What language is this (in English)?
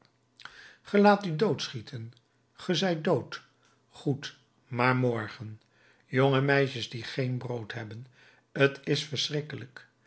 Dutch